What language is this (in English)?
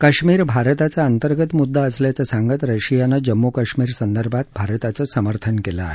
Marathi